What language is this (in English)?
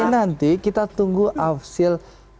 Indonesian